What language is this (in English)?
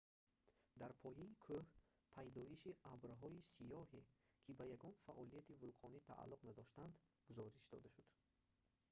Tajik